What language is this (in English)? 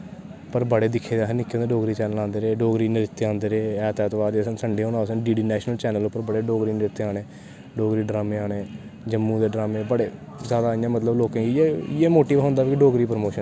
Dogri